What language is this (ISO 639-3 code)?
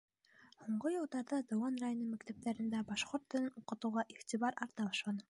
bak